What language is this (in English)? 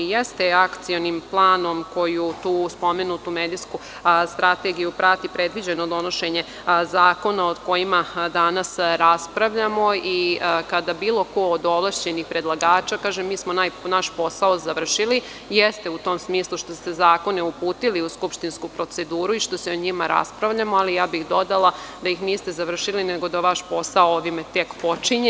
Serbian